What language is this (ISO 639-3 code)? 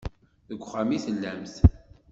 kab